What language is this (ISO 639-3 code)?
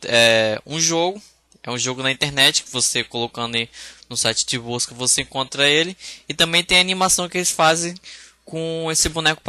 por